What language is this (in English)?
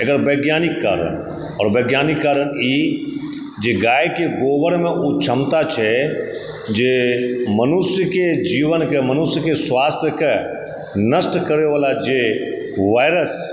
Maithili